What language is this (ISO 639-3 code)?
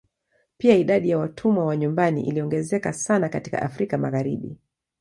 swa